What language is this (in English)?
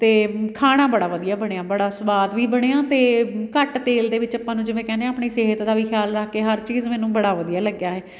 Punjabi